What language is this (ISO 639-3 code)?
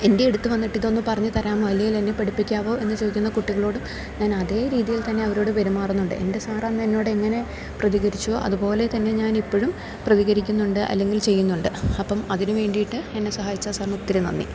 mal